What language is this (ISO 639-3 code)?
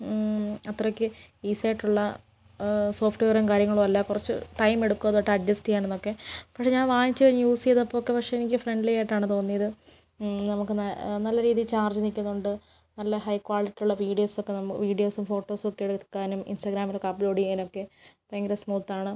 mal